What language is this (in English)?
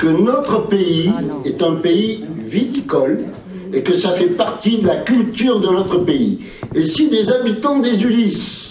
French